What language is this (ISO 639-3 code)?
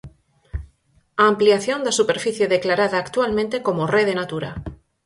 glg